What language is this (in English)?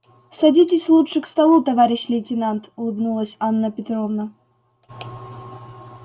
Russian